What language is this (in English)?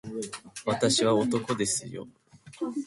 Japanese